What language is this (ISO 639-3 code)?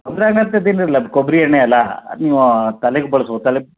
kan